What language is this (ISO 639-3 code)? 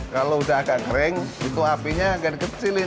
ind